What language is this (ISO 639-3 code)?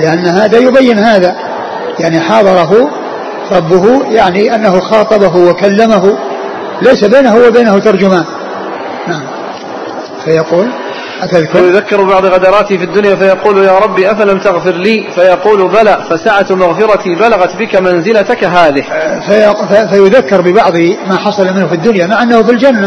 ara